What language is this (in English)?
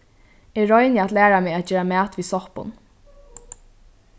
Faroese